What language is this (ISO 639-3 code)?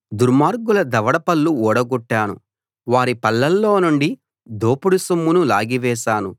tel